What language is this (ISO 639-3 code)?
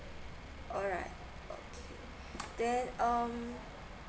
eng